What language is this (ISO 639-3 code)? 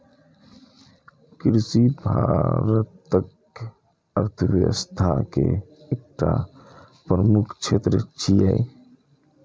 mai